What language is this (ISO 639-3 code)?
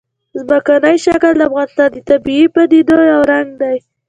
pus